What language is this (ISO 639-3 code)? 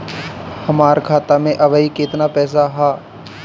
bho